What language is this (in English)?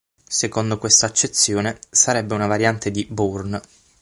Italian